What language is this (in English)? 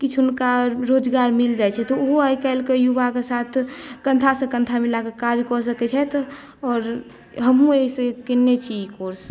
Maithili